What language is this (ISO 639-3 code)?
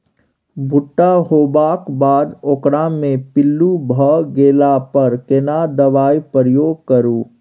mai